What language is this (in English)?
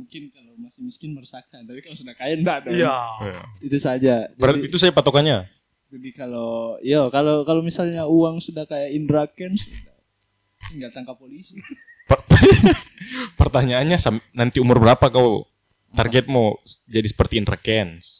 Indonesian